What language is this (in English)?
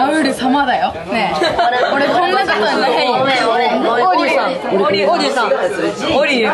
Japanese